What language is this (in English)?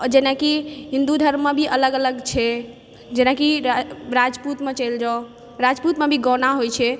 Maithili